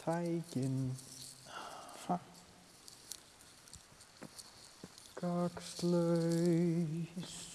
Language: Icelandic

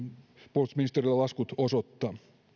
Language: Finnish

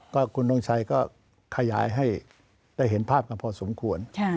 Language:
Thai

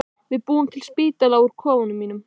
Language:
Icelandic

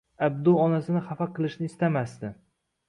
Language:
Uzbek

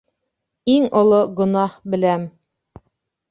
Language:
Bashkir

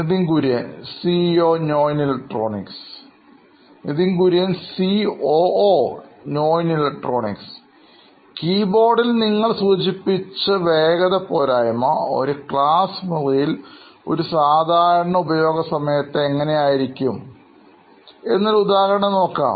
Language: Malayalam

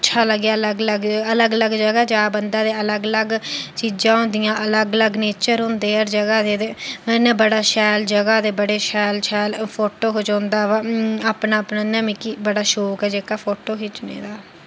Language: Dogri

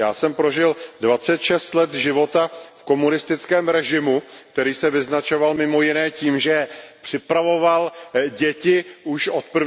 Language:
Czech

